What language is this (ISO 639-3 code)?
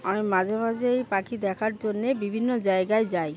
ben